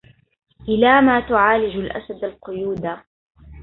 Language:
Arabic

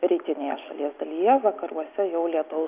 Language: Lithuanian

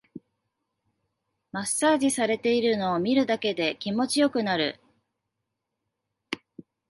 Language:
Japanese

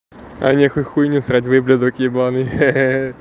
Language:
Russian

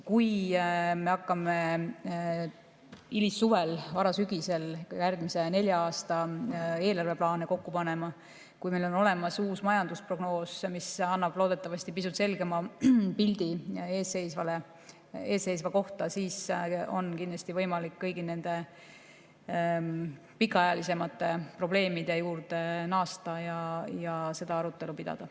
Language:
Estonian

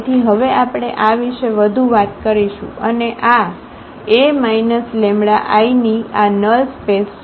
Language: Gujarati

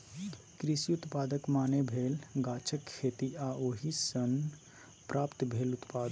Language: Maithili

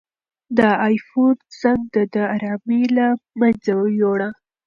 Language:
Pashto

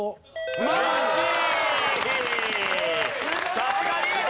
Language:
Japanese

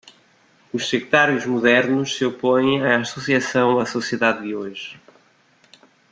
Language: Portuguese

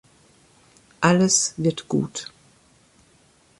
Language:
German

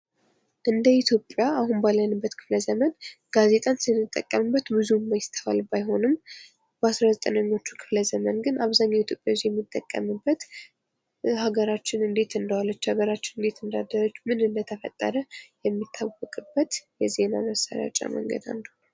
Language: Amharic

